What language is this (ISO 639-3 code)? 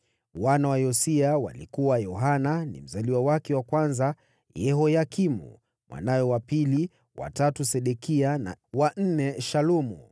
swa